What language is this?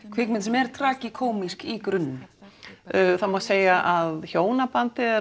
Icelandic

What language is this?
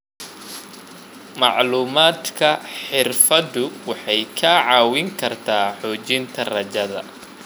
Somali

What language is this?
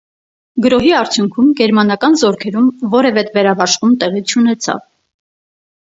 Armenian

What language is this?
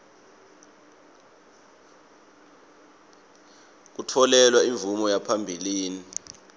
Swati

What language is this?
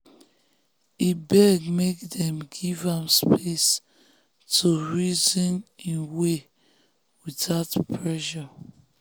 Nigerian Pidgin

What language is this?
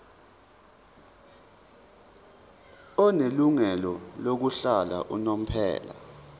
Zulu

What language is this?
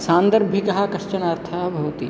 Sanskrit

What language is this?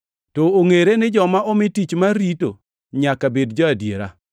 Luo (Kenya and Tanzania)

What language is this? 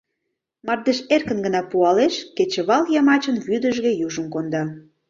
Mari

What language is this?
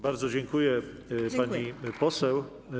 Polish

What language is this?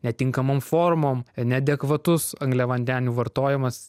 Lithuanian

